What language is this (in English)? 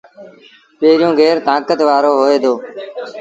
Sindhi Bhil